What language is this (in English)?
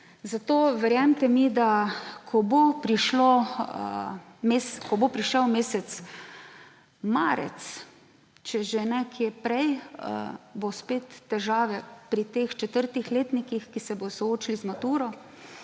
Slovenian